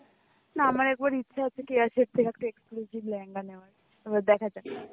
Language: Bangla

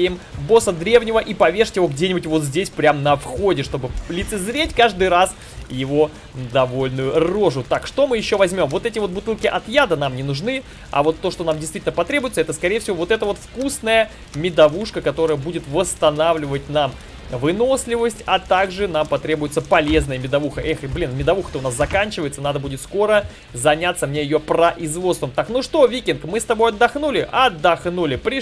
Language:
Russian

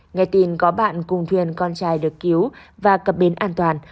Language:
Vietnamese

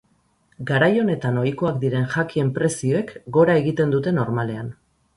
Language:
Basque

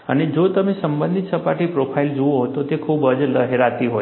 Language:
Gujarati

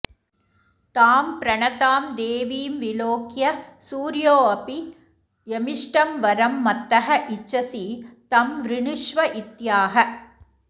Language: Sanskrit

